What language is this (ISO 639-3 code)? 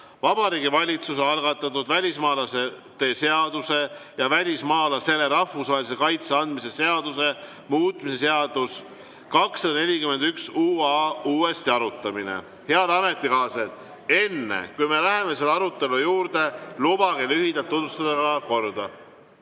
est